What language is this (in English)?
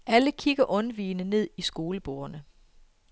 Danish